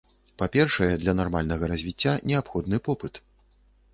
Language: Belarusian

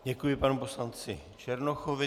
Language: Czech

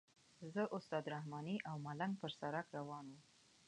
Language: Pashto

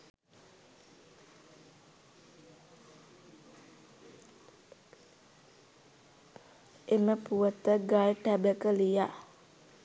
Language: Sinhala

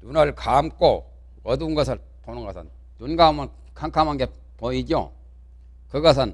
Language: Korean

